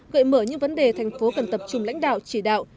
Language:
Vietnamese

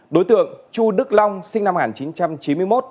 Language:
Vietnamese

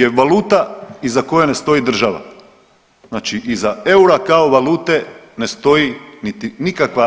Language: Croatian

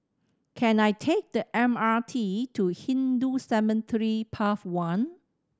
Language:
English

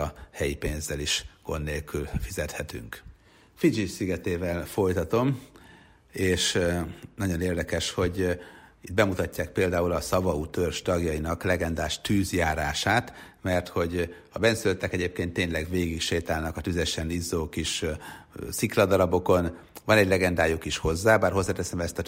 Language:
Hungarian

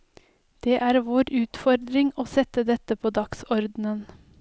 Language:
Norwegian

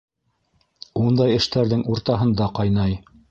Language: Bashkir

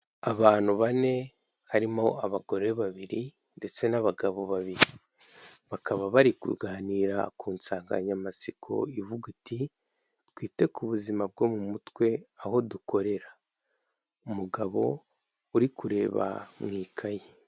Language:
Kinyarwanda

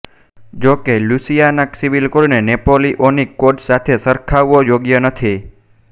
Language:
Gujarati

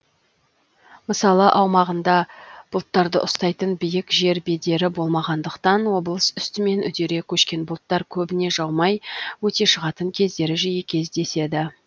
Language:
Kazakh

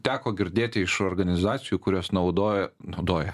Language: Lithuanian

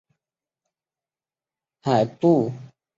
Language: Chinese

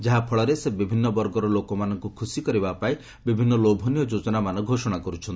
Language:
Odia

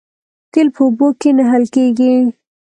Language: Pashto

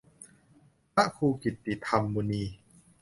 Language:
Thai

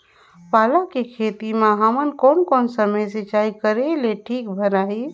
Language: Chhattisgarhi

